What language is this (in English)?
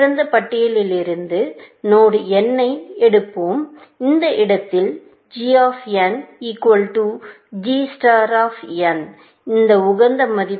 Tamil